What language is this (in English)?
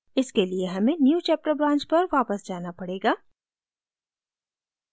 Hindi